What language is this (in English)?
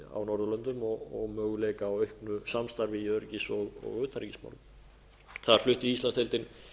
Icelandic